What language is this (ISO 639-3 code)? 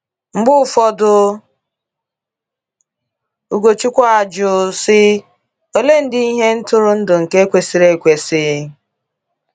ibo